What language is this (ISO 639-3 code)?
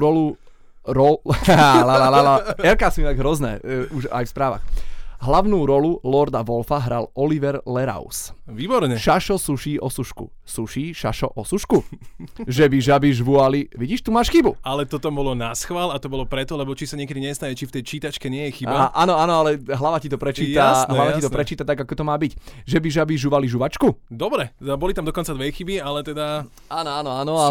slk